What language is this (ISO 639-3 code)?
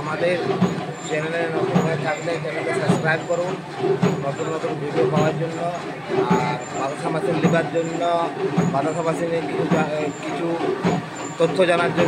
ben